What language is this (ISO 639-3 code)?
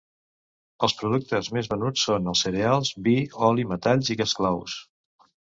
cat